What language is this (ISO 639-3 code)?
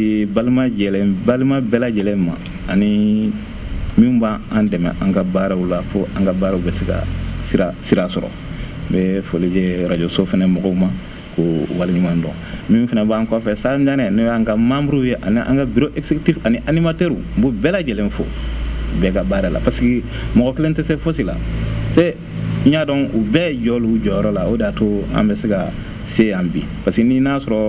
wol